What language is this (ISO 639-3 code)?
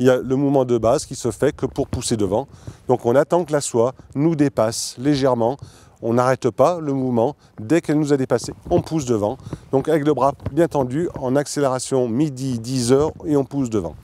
fra